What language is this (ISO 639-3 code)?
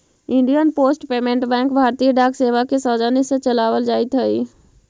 mag